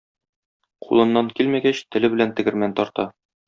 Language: Tatar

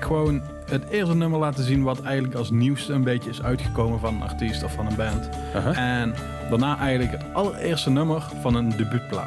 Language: Dutch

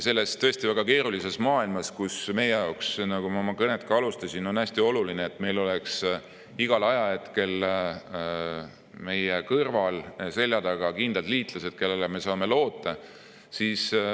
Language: Estonian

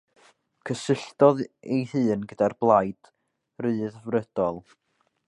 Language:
Welsh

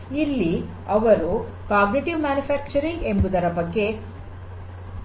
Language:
Kannada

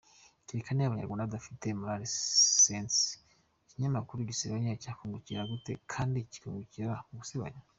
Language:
Kinyarwanda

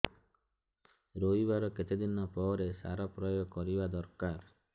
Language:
Odia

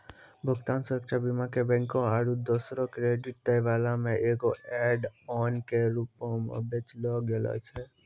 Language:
Maithili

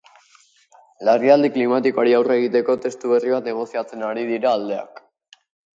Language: Basque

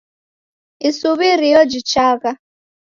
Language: Taita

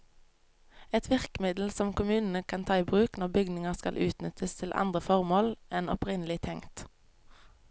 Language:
Norwegian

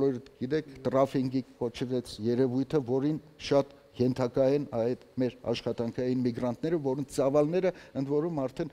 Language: German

